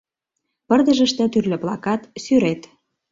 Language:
Mari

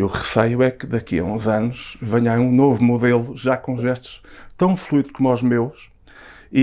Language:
Portuguese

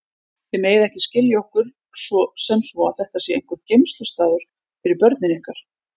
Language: Icelandic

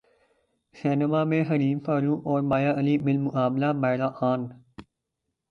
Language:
Urdu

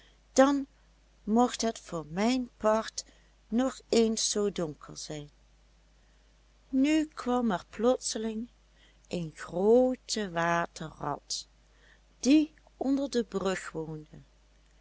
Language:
Dutch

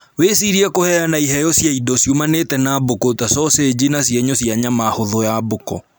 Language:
Kikuyu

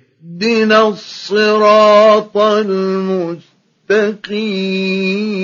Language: Arabic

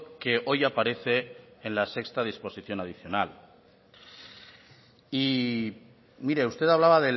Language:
Spanish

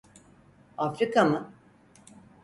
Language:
Turkish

